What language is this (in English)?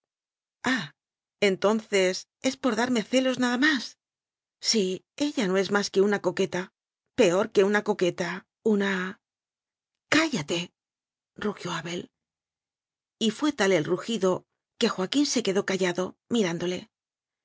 Spanish